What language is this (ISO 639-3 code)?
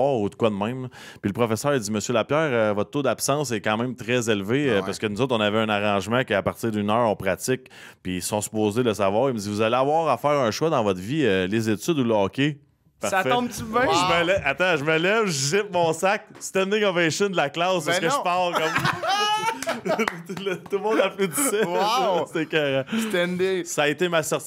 fra